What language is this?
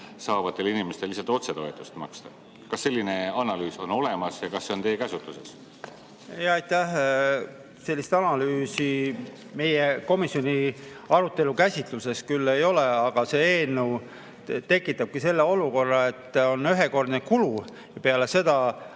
Estonian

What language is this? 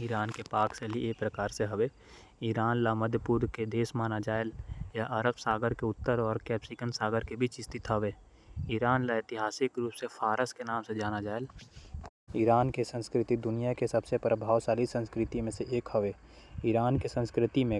Korwa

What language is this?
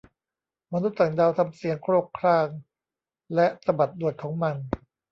Thai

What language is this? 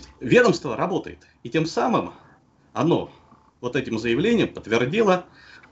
Russian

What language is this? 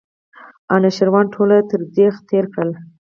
Pashto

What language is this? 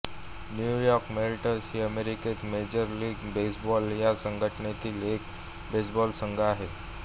Marathi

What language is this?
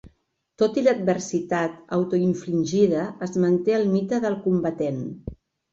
Catalan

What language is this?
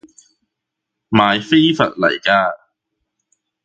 Cantonese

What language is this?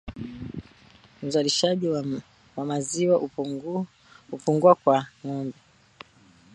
Swahili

